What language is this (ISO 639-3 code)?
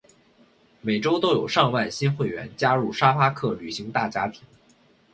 zho